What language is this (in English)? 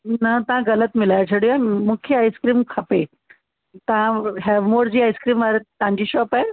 Sindhi